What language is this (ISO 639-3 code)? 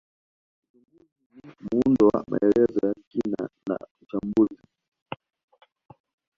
swa